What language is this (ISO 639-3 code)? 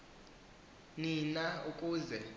xho